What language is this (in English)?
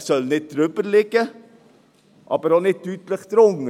Swiss German